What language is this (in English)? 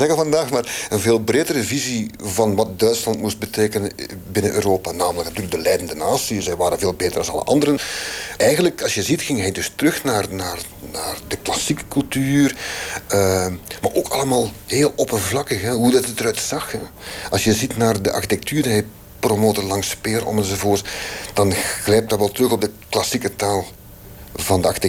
Dutch